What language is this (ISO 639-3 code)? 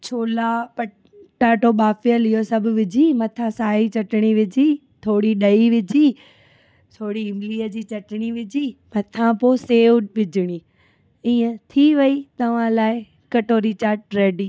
snd